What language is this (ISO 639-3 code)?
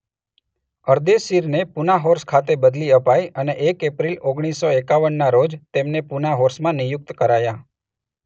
guj